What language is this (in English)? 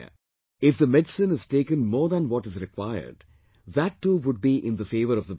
English